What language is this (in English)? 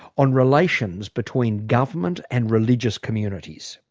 English